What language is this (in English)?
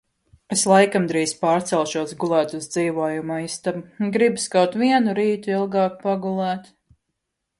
Latvian